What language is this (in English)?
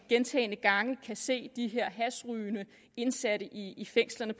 Danish